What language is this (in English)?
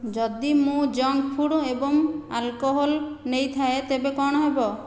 Odia